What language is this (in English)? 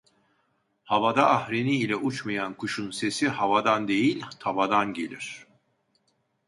Turkish